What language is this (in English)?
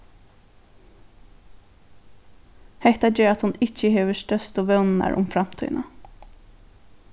Faroese